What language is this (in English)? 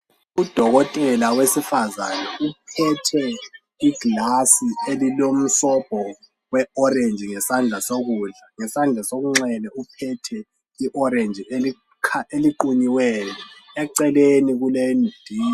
North Ndebele